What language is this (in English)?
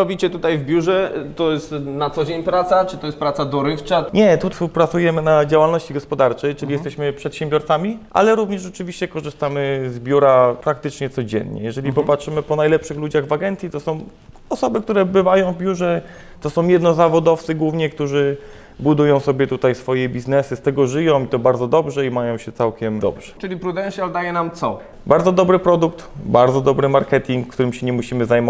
Polish